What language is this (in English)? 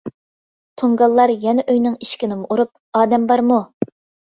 Uyghur